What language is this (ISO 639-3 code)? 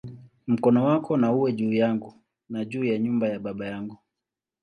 swa